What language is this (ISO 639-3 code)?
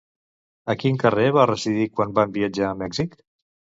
cat